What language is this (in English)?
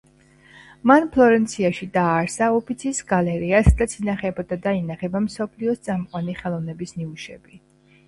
Georgian